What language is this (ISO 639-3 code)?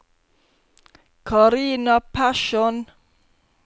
nor